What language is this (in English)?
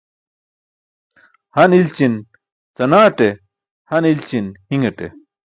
Burushaski